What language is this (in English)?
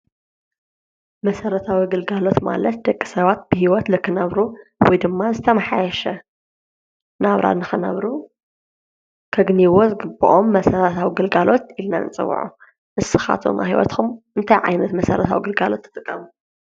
Tigrinya